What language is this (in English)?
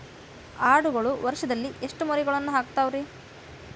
Kannada